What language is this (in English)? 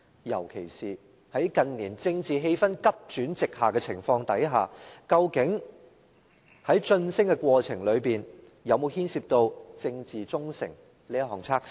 Cantonese